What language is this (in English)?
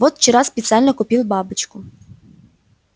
Russian